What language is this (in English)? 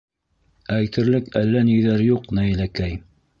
Bashkir